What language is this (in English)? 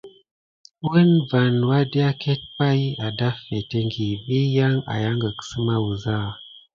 Gidar